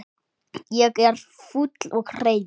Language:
Icelandic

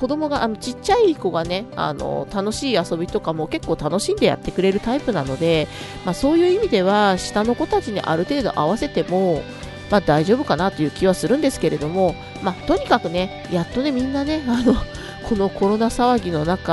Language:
Japanese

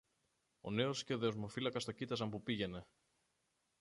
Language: Greek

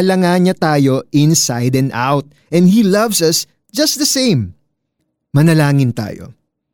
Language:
Filipino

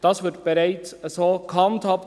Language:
Swiss German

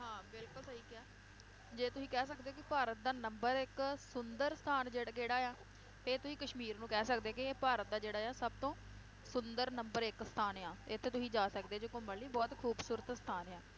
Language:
Punjabi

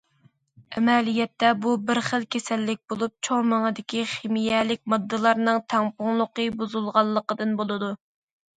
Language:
Uyghur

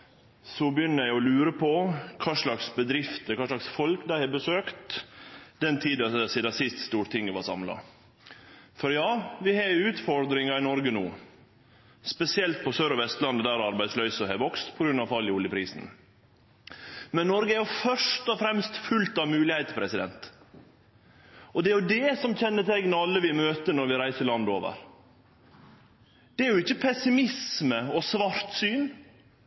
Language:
Norwegian Nynorsk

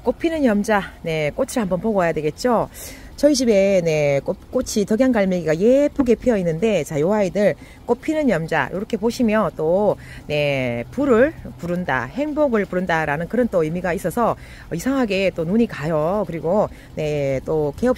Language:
Korean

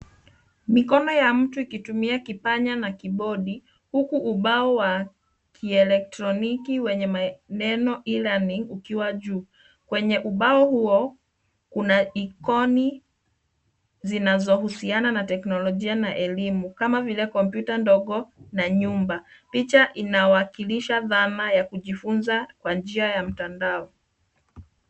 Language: Swahili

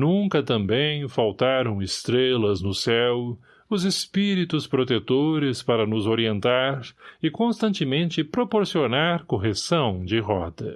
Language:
Portuguese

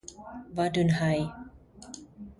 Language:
Afrikaans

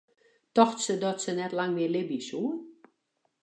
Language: Western Frisian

